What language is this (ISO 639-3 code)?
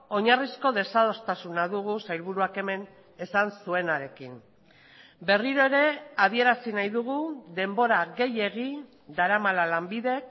eus